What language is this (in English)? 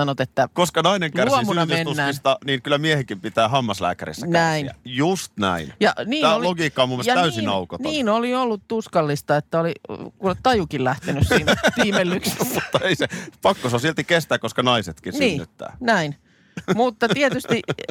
Finnish